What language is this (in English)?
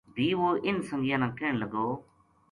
Gujari